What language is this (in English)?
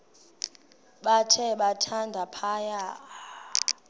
Xhosa